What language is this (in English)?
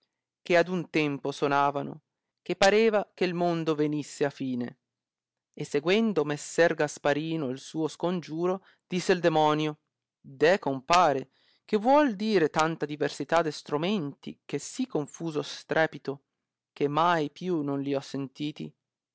Italian